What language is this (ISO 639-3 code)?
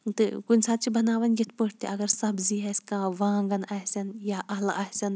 kas